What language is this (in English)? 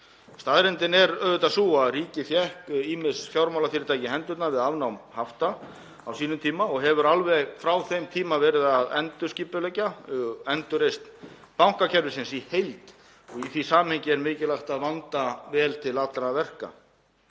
Icelandic